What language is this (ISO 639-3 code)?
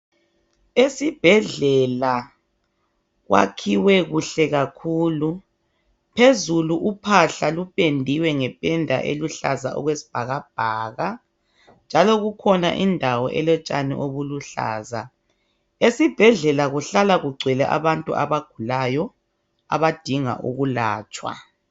nde